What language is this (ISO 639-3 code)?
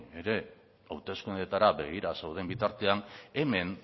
eus